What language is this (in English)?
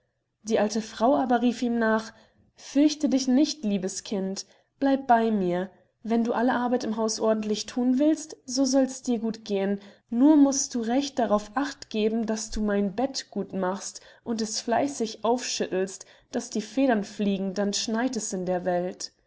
German